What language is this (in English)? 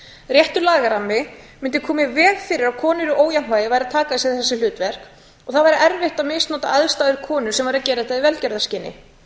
Icelandic